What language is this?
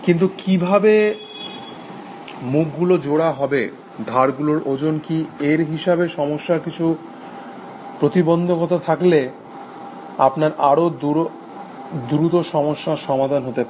Bangla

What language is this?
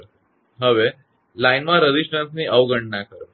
Gujarati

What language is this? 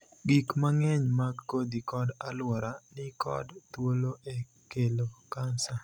Luo (Kenya and Tanzania)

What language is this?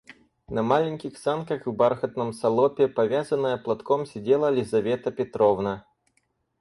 Russian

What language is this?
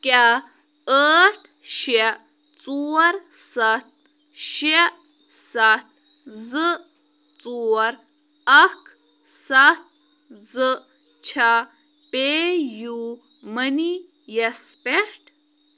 Kashmiri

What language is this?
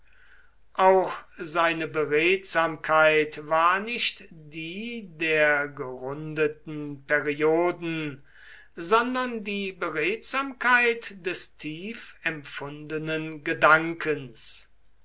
German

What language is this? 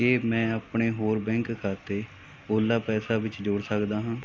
Punjabi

